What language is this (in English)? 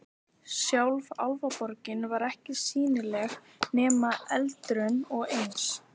Icelandic